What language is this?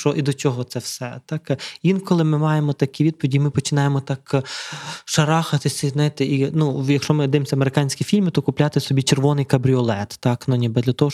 Ukrainian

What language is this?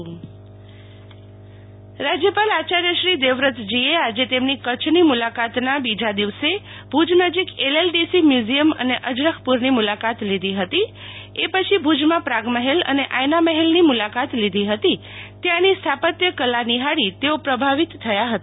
Gujarati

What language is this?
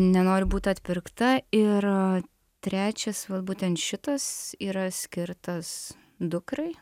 Lithuanian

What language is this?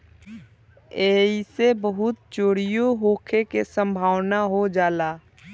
Bhojpuri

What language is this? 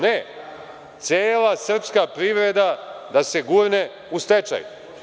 Serbian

